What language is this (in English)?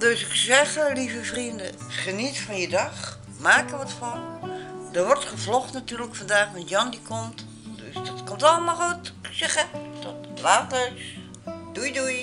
Dutch